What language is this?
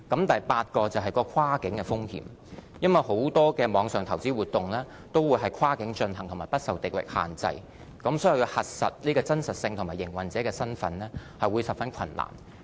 Cantonese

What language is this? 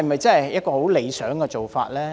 Cantonese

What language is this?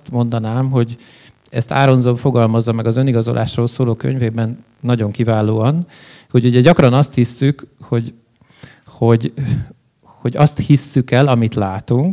Hungarian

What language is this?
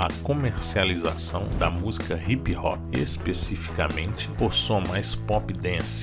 Portuguese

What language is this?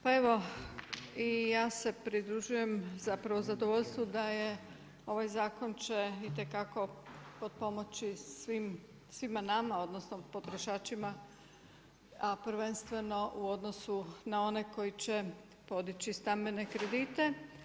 Croatian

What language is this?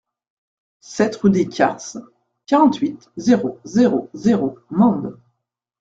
French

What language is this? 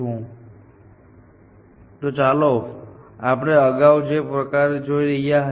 Gujarati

